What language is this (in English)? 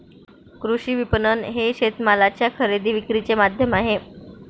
Marathi